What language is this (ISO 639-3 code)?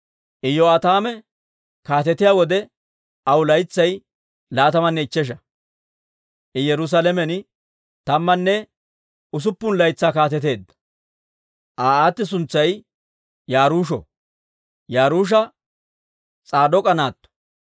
dwr